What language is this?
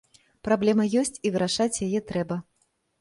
Belarusian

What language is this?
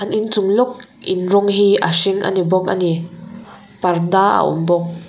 Mizo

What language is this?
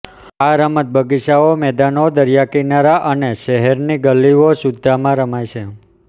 Gujarati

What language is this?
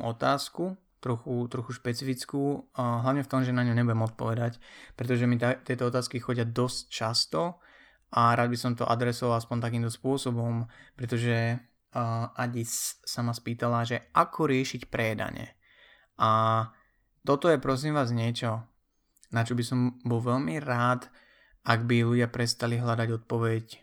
Slovak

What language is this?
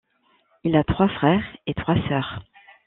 French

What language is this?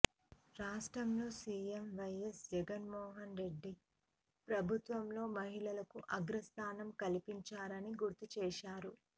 Telugu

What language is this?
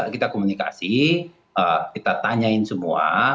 Indonesian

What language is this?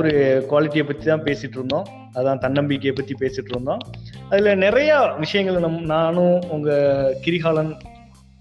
Tamil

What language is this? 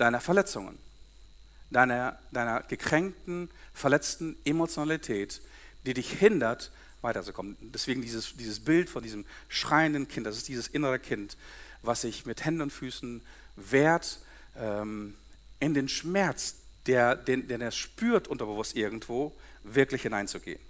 German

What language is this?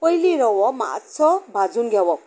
Konkani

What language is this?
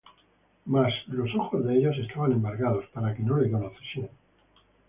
Spanish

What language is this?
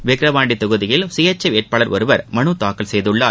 Tamil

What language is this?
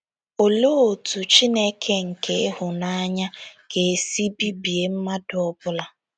Igbo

